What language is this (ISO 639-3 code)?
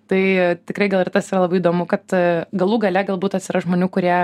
lit